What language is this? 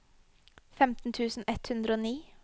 Norwegian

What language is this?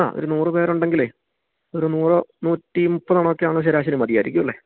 Malayalam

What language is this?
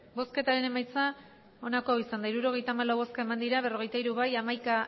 Basque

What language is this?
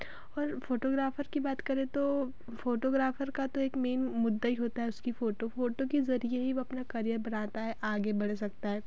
Hindi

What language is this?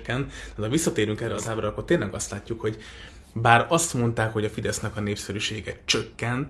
Hungarian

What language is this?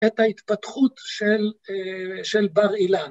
Hebrew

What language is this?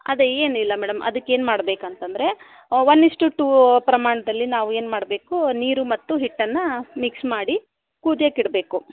Kannada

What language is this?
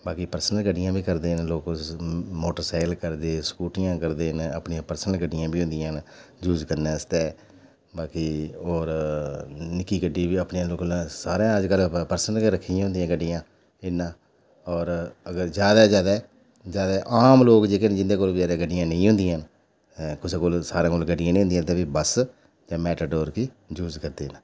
Dogri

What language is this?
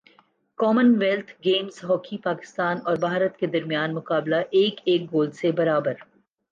Urdu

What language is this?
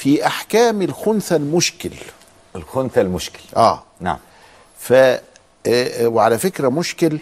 Arabic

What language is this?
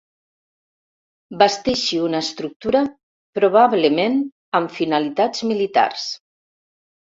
Catalan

